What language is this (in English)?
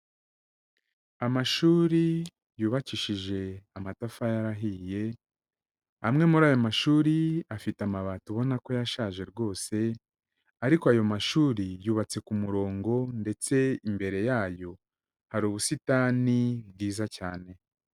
Kinyarwanda